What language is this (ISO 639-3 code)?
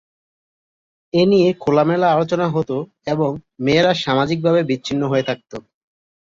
ben